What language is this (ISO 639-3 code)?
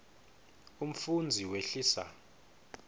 ssw